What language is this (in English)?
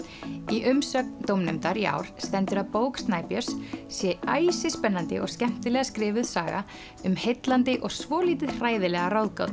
Icelandic